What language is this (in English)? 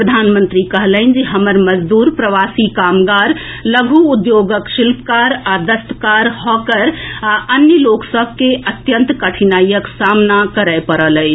Maithili